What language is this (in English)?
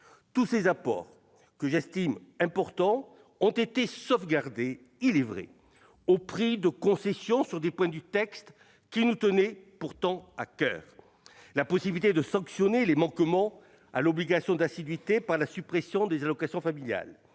French